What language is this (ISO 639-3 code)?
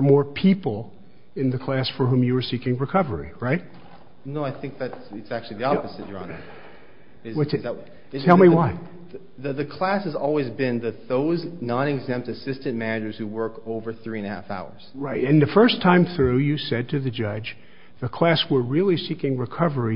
eng